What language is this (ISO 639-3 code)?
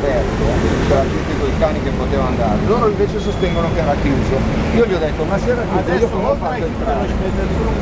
ita